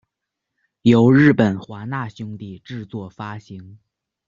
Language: Chinese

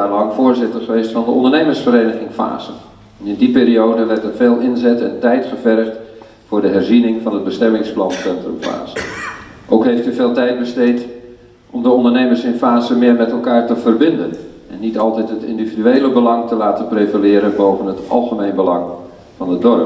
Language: Dutch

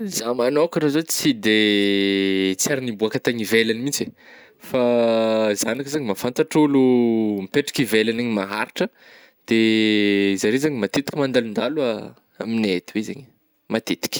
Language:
Northern Betsimisaraka Malagasy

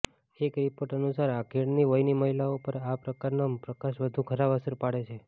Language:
Gujarati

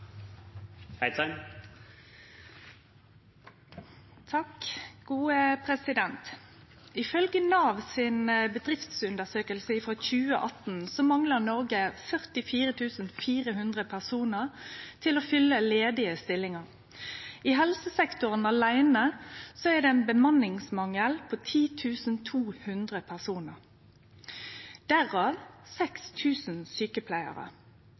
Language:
Norwegian Nynorsk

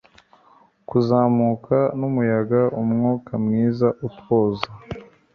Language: Kinyarwanda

